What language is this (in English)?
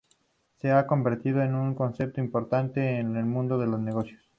Spanish